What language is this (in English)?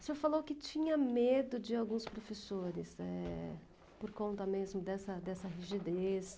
Portuguese